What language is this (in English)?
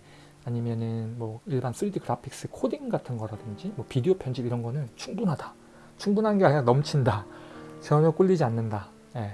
Korean